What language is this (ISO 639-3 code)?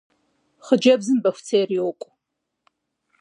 kbd